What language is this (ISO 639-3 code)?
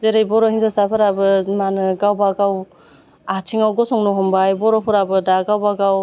brx